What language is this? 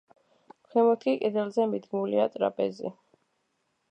Georgian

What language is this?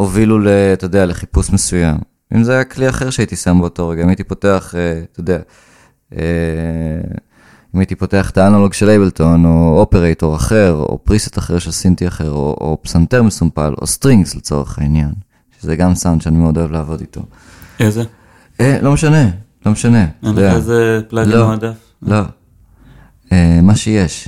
Hebrew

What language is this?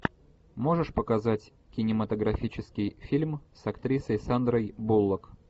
Russian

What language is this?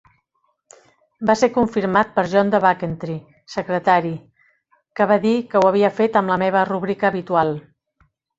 Catalan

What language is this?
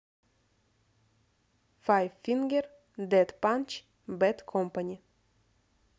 Russian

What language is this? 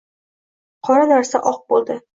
Uzbek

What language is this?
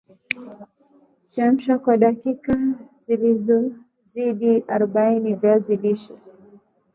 Swahili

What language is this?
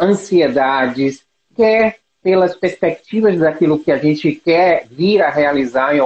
Portuguese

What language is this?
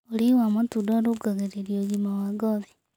Kikuyu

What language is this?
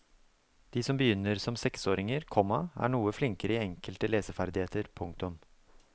Norwegian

